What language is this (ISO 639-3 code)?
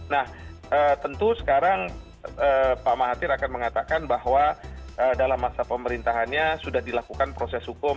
ind